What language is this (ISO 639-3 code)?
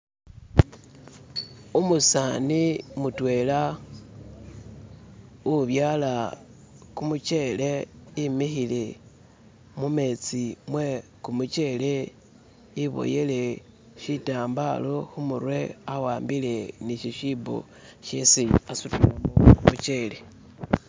myx